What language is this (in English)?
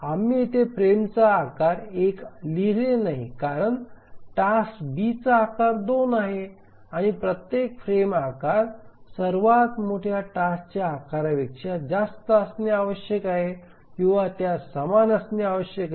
Marathi